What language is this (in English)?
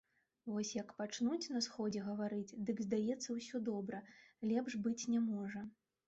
Belarusian